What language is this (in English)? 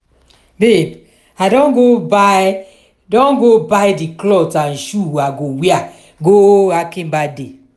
Nigerian Pidgin